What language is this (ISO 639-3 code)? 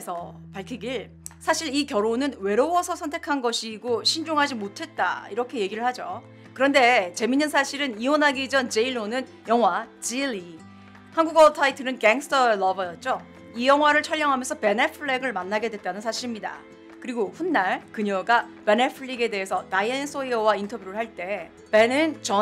kor